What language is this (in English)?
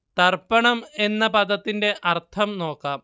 Malayalam